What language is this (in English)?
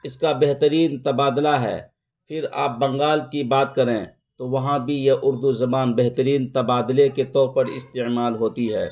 Urdu